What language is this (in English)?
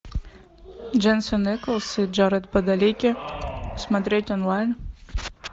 Russian